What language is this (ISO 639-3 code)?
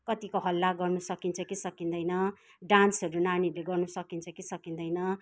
nep